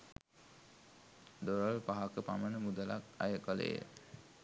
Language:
Sinhala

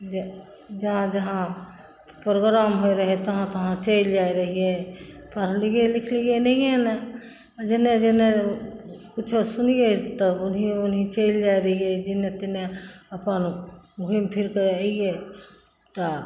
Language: Maithili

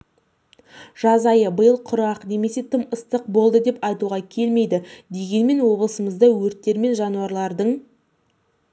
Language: Kazakh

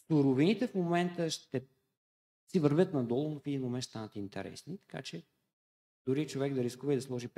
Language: Bulgarian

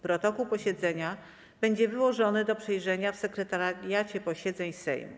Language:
Polish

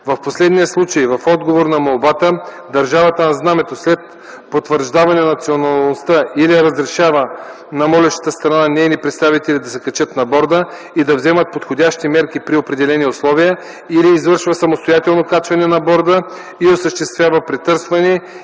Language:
Bulgarian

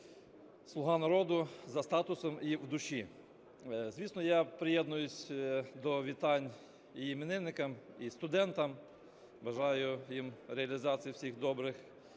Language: Ukrainian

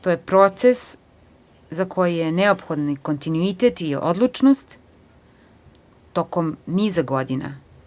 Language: Serbian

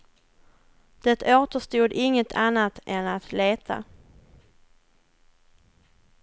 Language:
Swedish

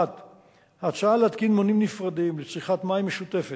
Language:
Hebrew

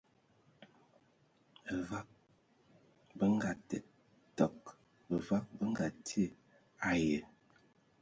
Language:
Ewondo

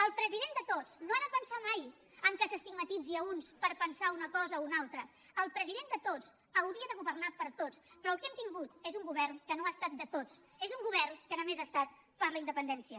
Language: Catalan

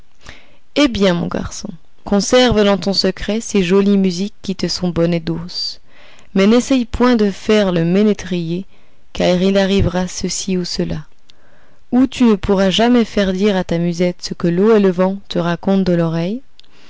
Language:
French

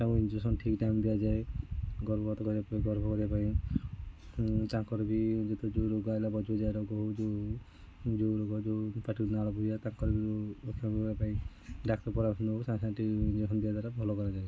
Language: Odia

